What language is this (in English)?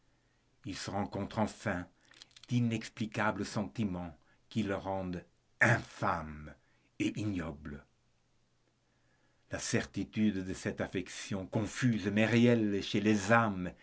French